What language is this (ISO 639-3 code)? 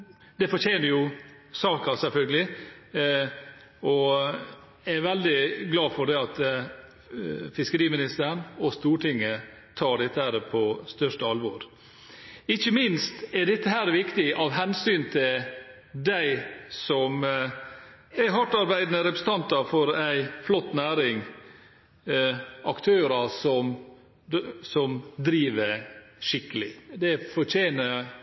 nob